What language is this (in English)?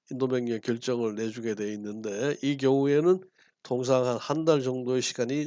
Korean